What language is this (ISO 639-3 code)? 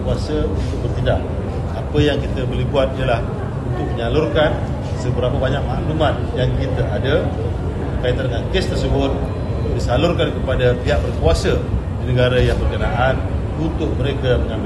msa